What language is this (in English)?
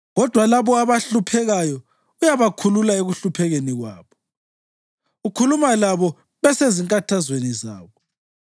North Ndebele